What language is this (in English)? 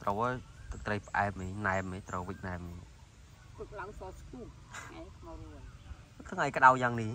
Vietnamese